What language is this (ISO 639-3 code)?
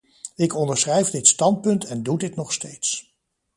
nld